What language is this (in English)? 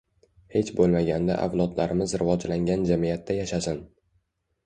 Uzbek